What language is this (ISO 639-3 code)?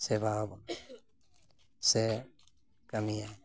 sat